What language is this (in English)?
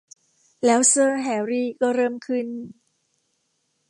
Thai